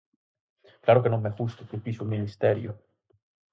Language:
Galician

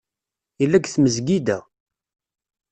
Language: Kabyle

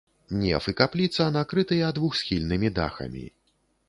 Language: Belarusian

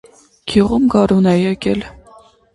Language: Armenian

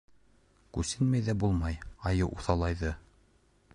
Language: Bashkir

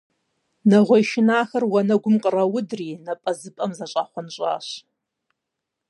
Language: Kabardian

